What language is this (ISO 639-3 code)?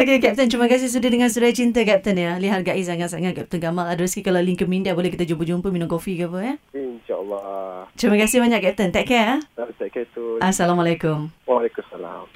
msa